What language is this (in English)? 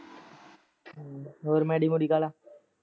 Punjabi